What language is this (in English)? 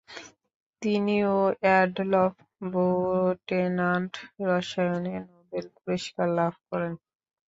Bangla